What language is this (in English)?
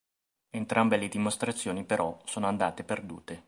Italian